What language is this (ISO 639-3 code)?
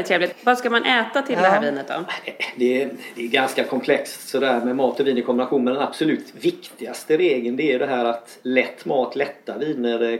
swe